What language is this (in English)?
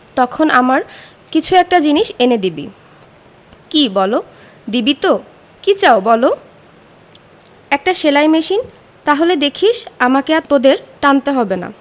Bangla